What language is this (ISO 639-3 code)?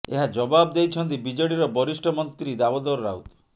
ori